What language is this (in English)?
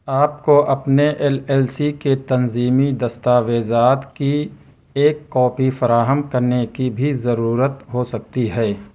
Urdu